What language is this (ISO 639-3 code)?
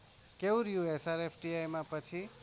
guj